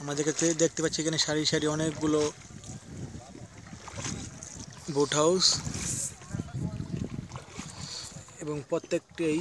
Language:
Spanish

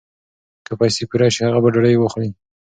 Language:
Pashto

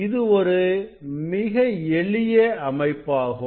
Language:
Tamil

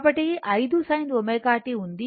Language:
Telugu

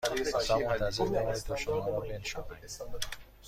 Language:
Persian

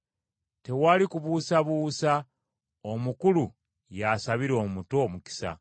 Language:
Ganda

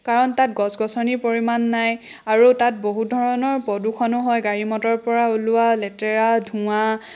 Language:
Assamese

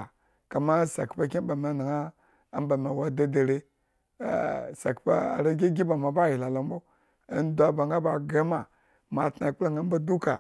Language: Eggon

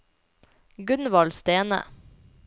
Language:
Norwegian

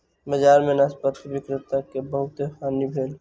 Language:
Maithili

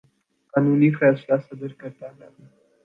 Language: Urdu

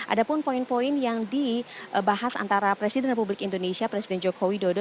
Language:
Indonesian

